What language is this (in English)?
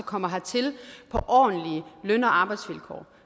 Danish